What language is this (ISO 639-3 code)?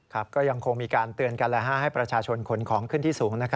tha